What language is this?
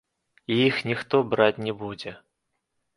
Belarusian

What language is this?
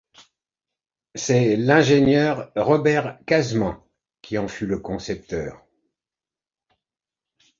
French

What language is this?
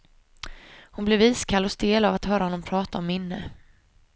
Swedish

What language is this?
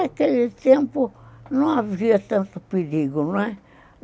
Portuguese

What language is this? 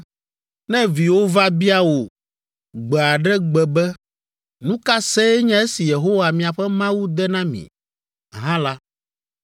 Ewe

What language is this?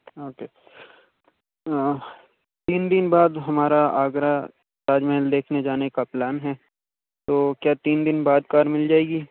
Urdu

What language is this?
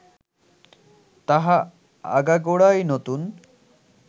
Bangla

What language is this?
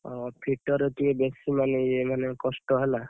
Odia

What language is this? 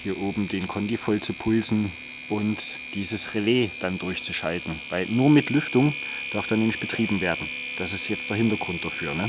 German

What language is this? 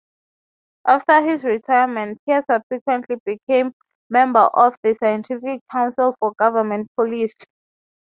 English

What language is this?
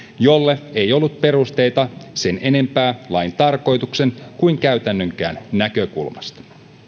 Finnish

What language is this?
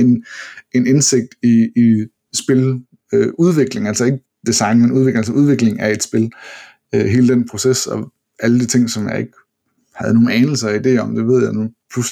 Danish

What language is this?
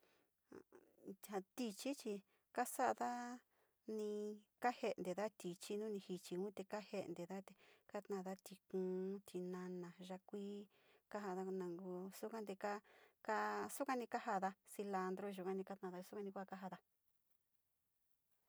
Sinicahua Mixtec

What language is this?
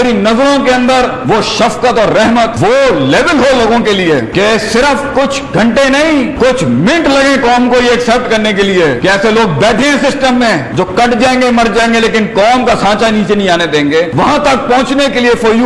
Urdu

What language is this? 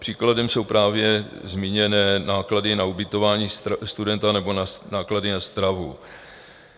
Czech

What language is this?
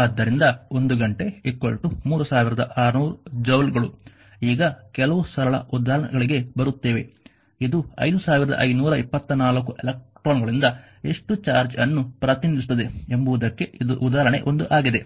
Kannada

